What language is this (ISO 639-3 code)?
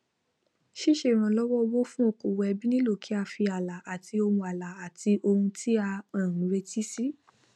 yor